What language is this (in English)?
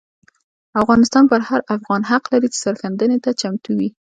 Pashto